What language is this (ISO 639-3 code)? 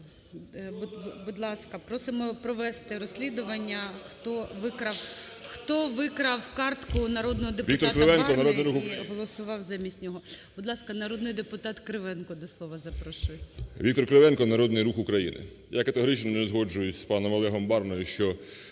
ukr